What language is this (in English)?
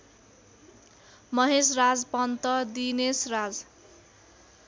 Nepali